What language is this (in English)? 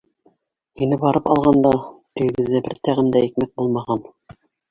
Bashkir